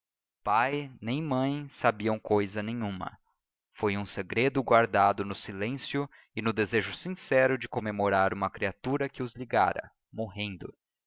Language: Portuguese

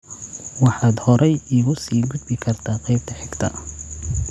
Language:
Somali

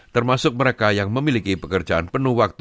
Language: Indonesian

